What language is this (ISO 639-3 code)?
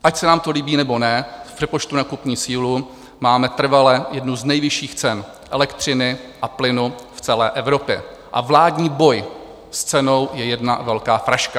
ces